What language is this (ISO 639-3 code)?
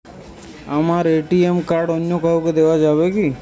ben